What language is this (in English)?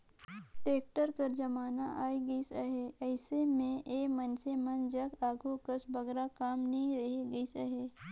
Chhattisgarhi